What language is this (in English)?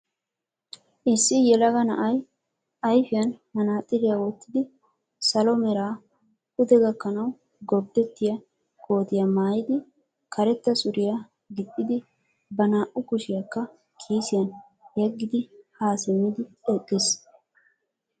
Wolaytta